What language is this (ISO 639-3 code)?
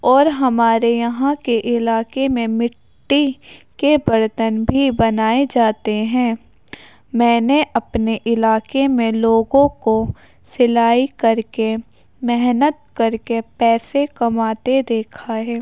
urd